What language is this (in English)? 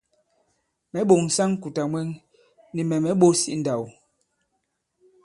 Bankon